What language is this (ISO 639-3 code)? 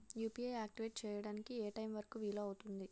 tel